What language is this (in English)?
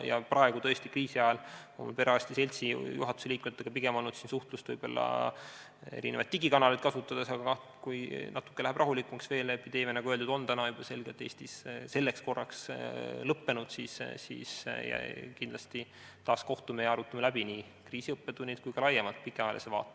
Estonian